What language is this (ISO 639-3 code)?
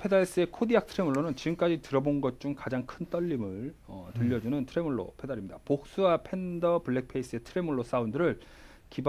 kor